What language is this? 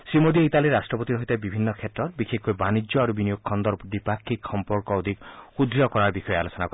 Assamese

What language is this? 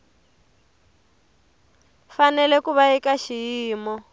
Tsonga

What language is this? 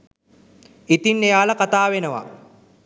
Sinhala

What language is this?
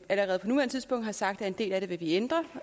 Danish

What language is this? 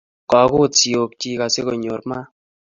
Kalenjin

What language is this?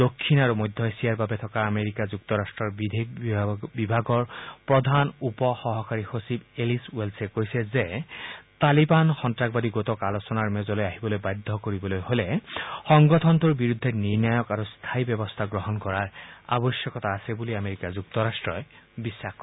Assamese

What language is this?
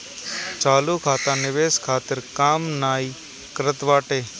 Bhojpuri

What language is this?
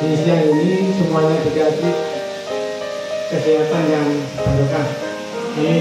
Indonesian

